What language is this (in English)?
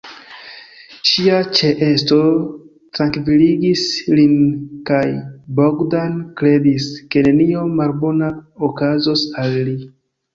Esperanto